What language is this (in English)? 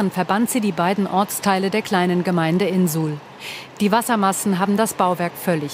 German